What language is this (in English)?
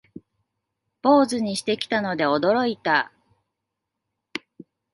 Japanese